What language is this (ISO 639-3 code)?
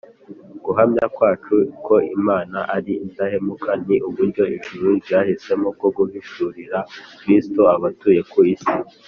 kin